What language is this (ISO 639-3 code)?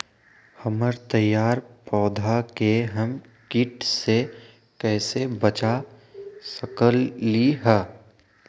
mag